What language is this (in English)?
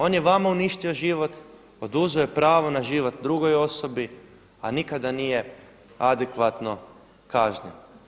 Croatian